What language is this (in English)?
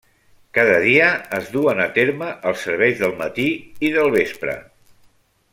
Catalan